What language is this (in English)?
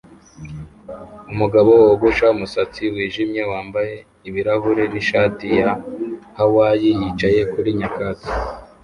Kinyarwanda